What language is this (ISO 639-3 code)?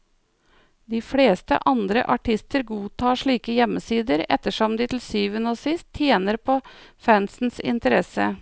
nor